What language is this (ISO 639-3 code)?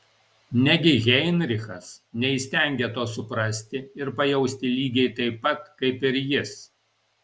lit